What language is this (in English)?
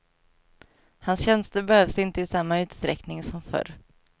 Swedish